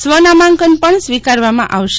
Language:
Gujarati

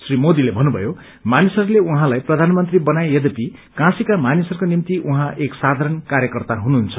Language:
Nepali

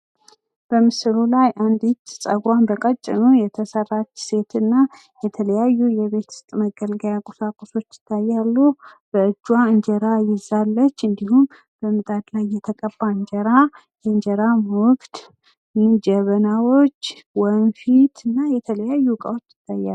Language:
Amharic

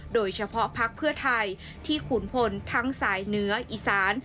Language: Thai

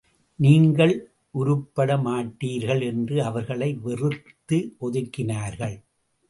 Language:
Tamil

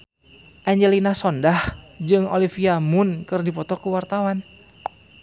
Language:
Sundanese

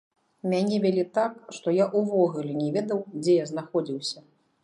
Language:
Belarusian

